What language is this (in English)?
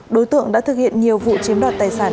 Vietnamese